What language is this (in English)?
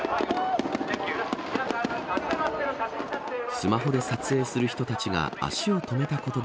Japanese